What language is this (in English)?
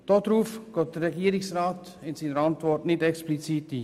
Swiss German